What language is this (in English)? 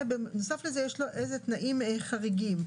Hebrew